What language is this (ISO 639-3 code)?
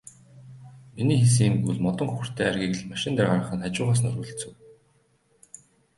mon